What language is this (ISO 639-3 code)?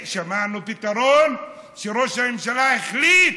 heb